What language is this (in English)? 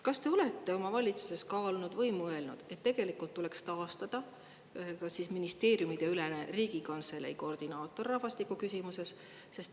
Estonian